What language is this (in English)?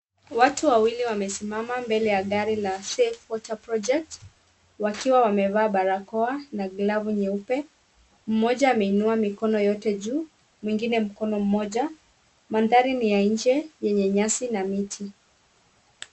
Swahili